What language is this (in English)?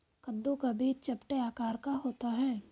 Hindi